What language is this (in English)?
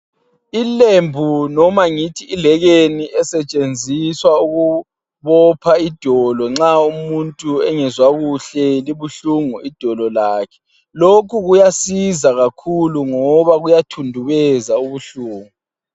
North Ndebele